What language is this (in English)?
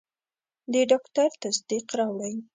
Pashto